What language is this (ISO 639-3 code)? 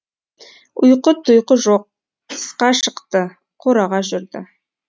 kaz